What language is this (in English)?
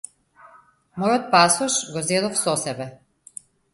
Macedonian